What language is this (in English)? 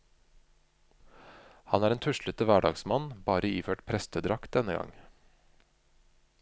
Norwegian